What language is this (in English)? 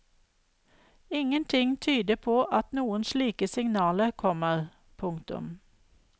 Norwegian